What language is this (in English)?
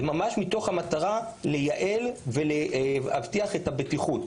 Hebrew